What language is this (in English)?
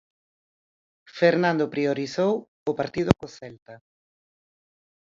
Galician